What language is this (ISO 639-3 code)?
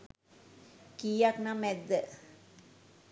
sin